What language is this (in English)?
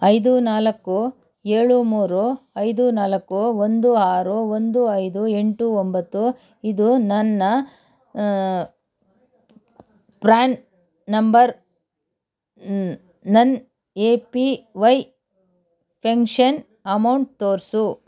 Kannada